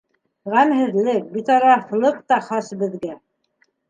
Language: Bashkir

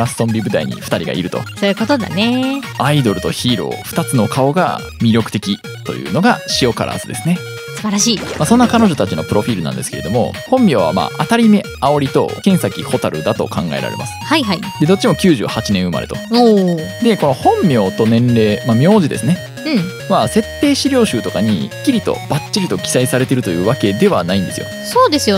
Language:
Japanese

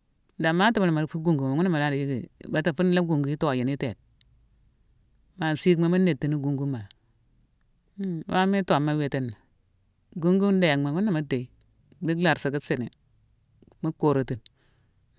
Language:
Mansoanka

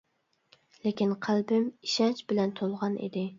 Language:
Uyghur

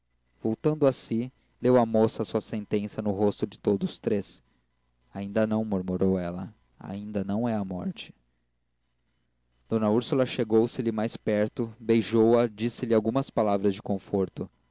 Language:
Portuguese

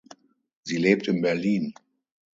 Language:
German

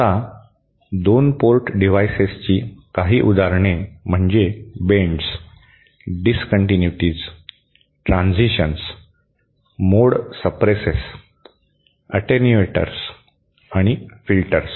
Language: Marathi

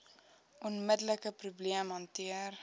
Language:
Afrikaans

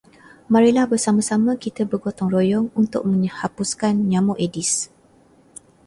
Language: Malay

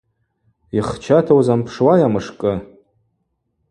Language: Abaza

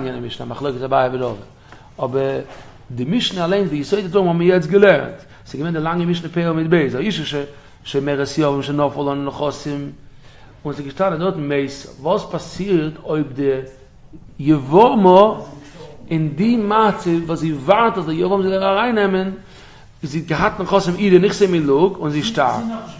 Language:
Dutch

